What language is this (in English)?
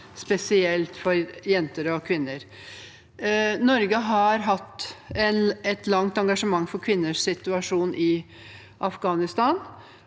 Norwegian